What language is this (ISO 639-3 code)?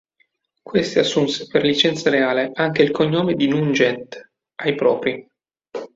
ita